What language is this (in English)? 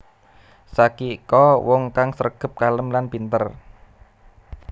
Javanese